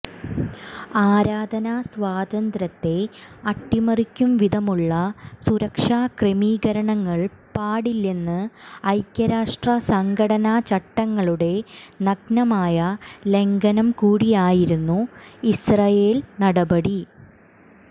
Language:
Malayalam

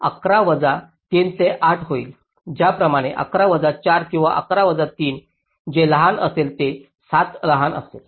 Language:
Marathi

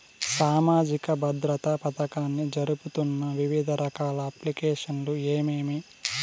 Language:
Telugu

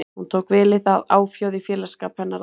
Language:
Icelandic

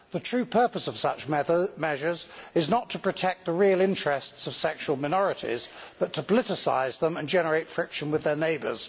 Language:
English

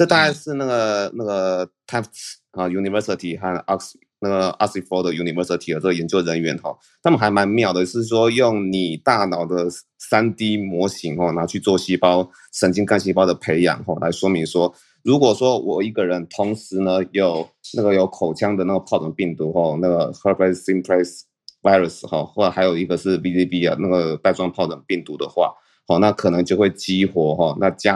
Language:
Chinese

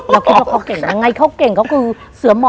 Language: Thai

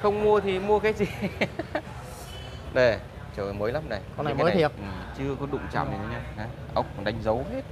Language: Vietnamese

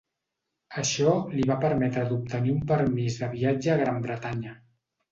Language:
Catalan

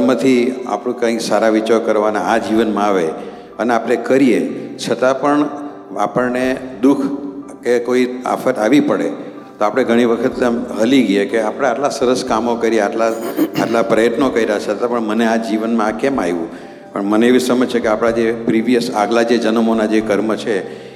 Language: Gujarati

